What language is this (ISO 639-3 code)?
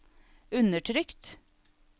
nor